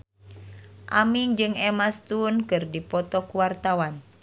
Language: Sundanese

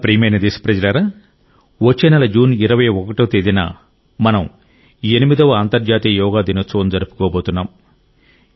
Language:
Telugu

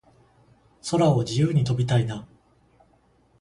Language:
Japanese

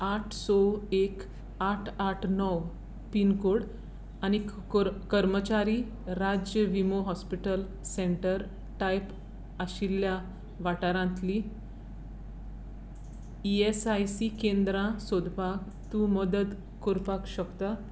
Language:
Konkani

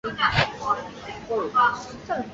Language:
Chinese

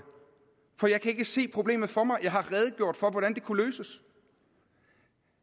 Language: Danish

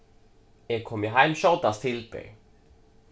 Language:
Faroese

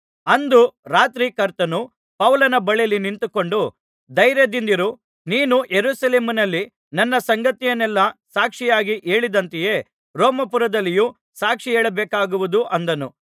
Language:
Kannada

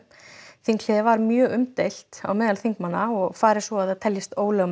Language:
Icelandic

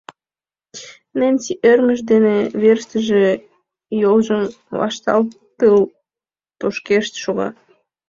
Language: Mari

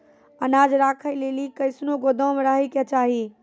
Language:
Maithili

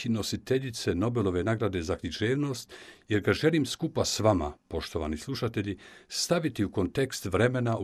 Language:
Croatian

